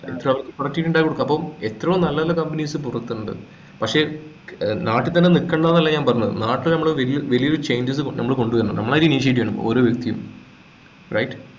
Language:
Malayalam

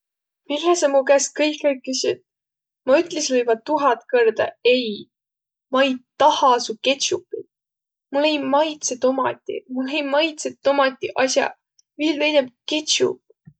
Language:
Võro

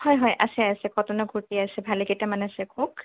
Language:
Assamese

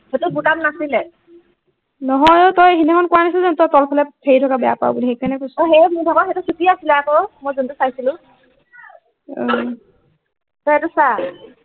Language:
Assamese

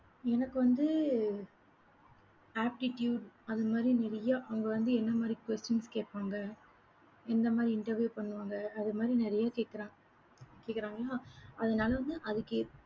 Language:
Tamil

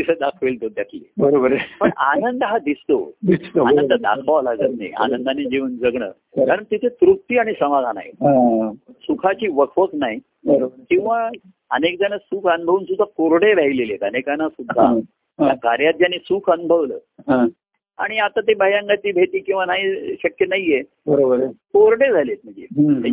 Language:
Marathi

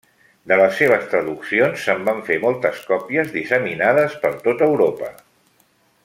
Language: Catalan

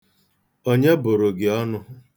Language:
Igbo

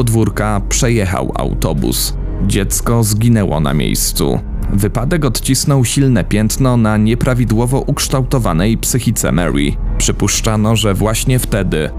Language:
Polish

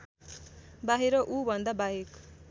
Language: Nepali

